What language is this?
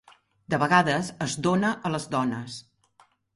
Catalan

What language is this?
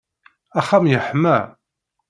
Kabyle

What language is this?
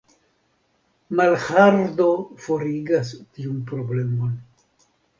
Esperanto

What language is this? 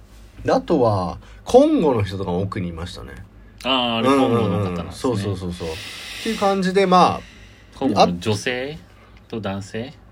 Japanese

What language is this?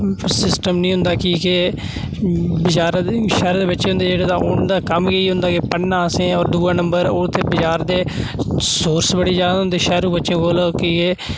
Dogri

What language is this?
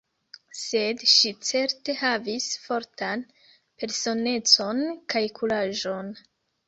Esperanto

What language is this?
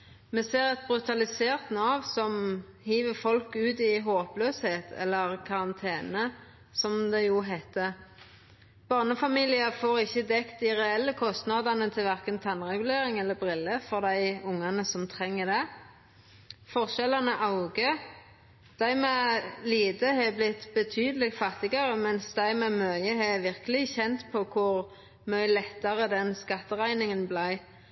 Norwegian Nynorsk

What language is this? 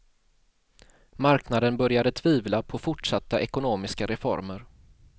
Swedish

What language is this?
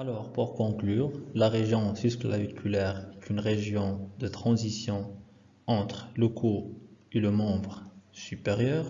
French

